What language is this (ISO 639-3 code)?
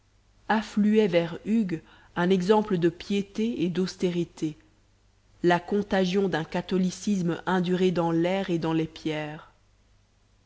fra